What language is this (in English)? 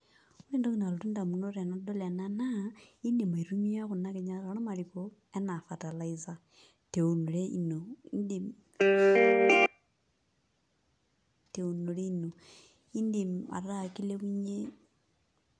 Masai